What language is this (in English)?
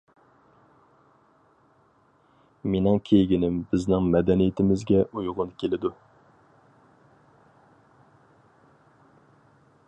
Uyghur